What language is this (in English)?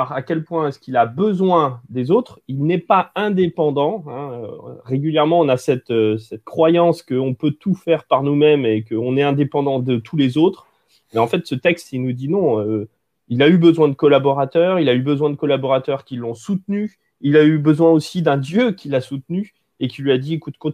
French